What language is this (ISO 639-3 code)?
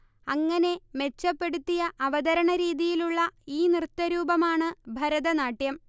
mal